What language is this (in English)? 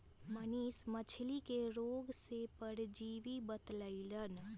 Magahi